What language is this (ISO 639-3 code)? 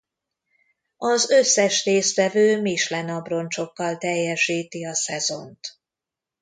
hun